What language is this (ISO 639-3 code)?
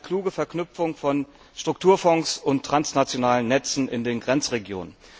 deu